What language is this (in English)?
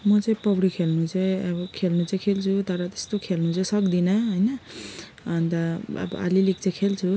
Nepali